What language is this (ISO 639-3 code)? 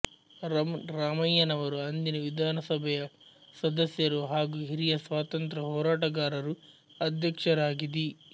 kan